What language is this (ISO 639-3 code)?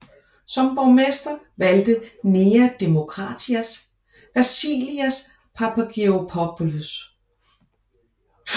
dan